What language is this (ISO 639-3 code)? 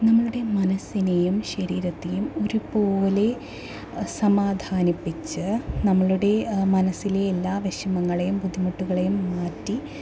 mal